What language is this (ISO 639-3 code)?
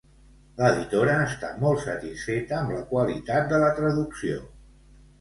cat